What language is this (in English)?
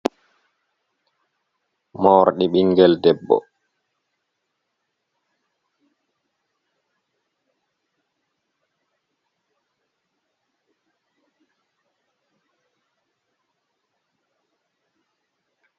Fula